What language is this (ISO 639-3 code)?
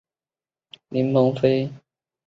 zho